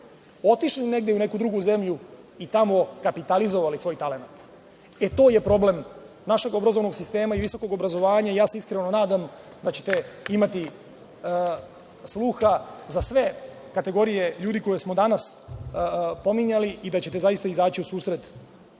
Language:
Serbian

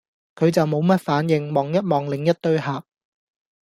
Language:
Cantonese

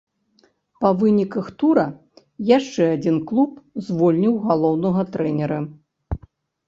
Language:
Belarusian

